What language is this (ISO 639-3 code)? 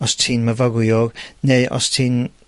cym